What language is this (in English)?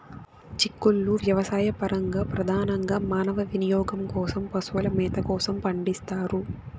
Telugu